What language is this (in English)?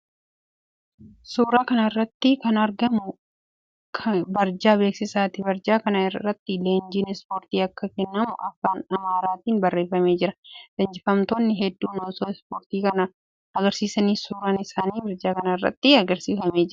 Oromo